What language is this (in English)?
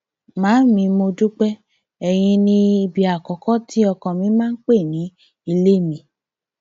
Yoruba